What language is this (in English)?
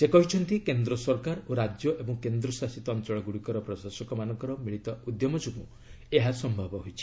Odia